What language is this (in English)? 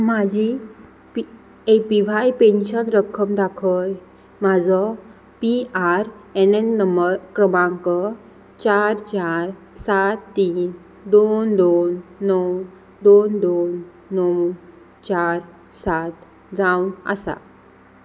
Konkani